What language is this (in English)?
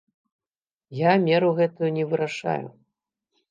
Belarusian